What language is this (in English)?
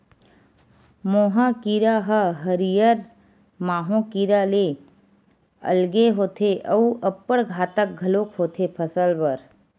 Chhattisgarhi